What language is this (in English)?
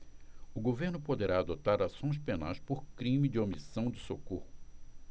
Portuguese